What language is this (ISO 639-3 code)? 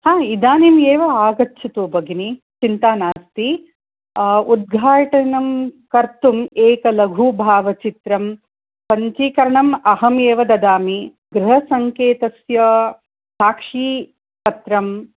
san